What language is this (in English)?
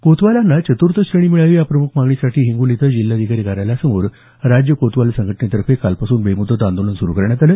Marathi